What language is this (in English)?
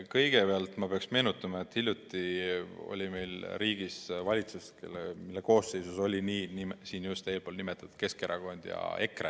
Estonian